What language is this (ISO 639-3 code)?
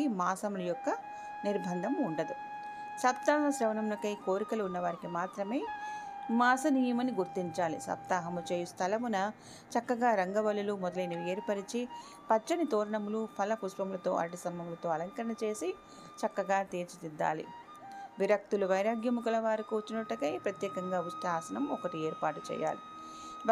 tel